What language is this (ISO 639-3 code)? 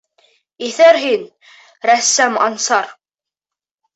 bak